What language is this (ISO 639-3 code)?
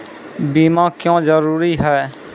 mai